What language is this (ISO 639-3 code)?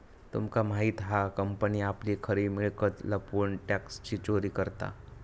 mar